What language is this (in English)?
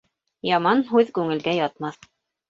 Bashkir